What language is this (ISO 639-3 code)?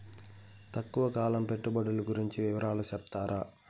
tel